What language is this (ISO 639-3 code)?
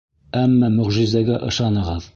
bak